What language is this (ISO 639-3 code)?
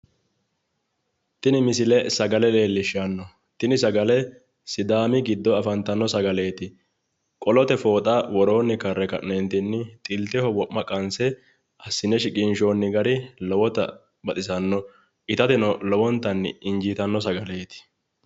sid